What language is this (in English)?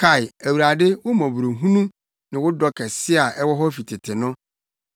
Akan